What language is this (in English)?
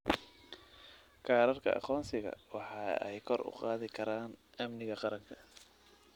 Somali